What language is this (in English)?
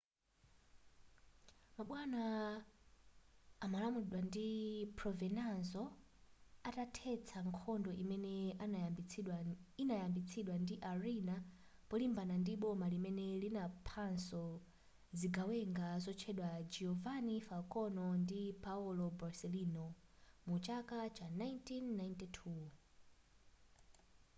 Nyanja